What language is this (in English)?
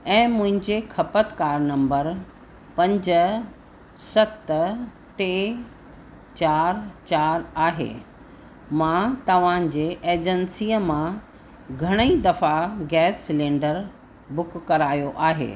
Sindhi